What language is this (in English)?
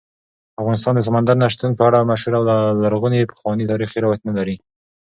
Pashto